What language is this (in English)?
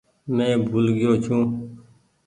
Goaria